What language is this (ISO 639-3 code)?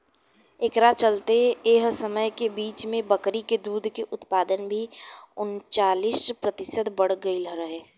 bho